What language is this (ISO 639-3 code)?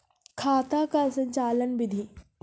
mai